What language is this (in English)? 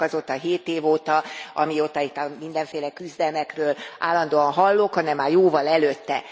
Hungarian